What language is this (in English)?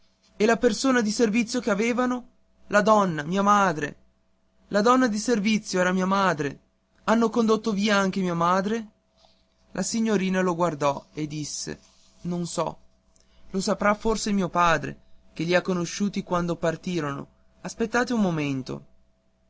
Italian